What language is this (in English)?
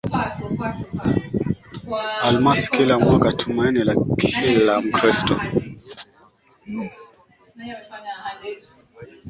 Swahili